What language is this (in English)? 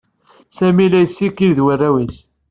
Kabyle